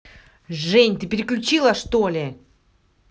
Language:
Russian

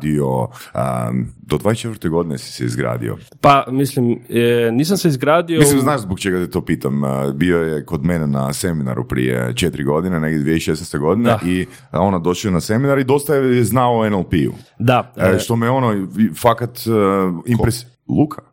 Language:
Croatian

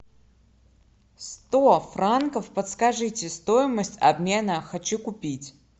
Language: Russian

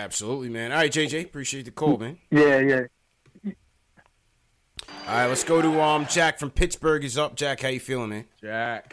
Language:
English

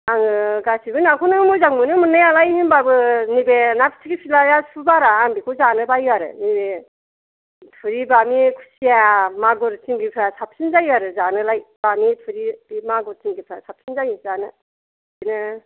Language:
Bodo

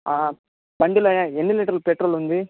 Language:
Telugu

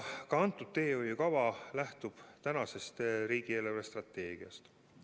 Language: Estonian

